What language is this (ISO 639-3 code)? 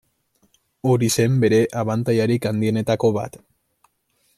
eus